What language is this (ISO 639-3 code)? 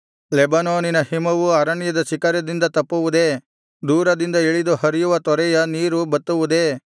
kan